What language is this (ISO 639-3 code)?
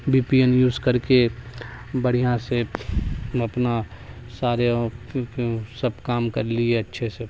urd